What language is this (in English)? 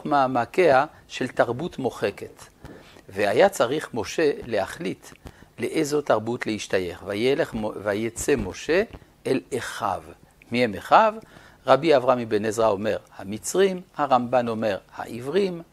Hebrew